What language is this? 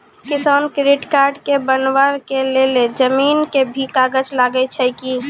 Maithili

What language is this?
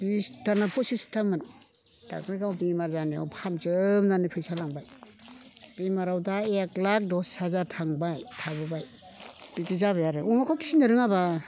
Bodo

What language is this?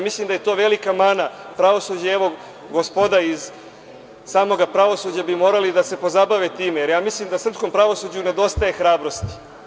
Serbian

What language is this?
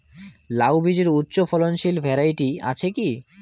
Bangla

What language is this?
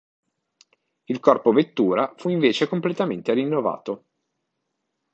Italian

